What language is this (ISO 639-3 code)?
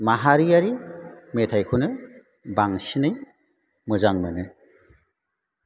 brx